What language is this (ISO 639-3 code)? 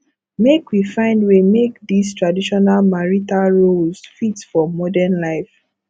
pcm